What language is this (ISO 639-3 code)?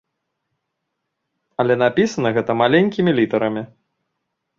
bel